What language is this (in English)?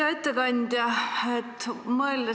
Estonian